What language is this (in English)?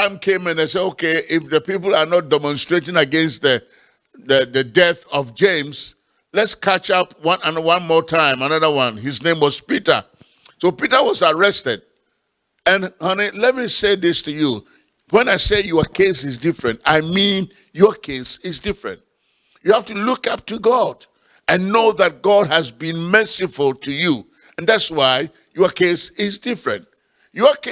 English